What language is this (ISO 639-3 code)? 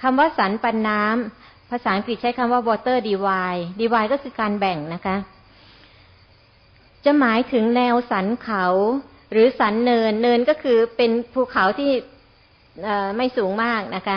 tha